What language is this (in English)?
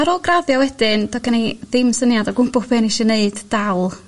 Welsh